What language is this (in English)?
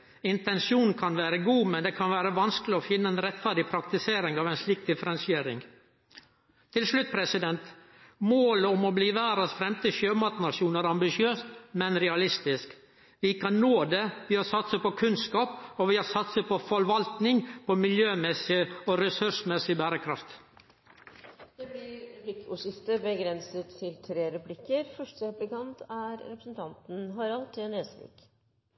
Norwegian